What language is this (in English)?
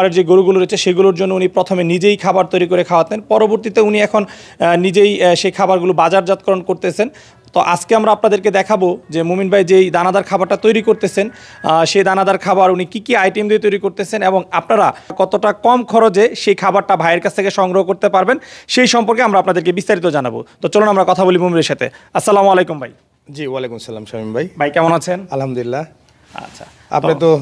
Bangla